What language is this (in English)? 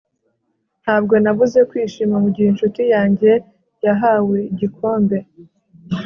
Kinyarwanda